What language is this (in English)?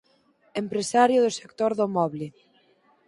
Galician